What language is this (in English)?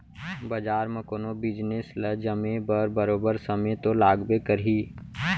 Chhattisgarhi